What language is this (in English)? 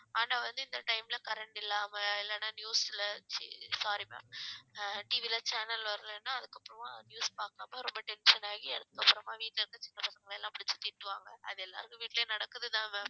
Tamil